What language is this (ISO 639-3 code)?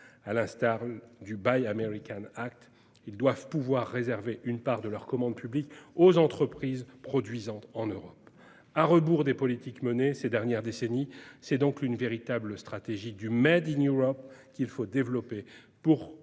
fra